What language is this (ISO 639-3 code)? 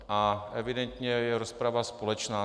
ces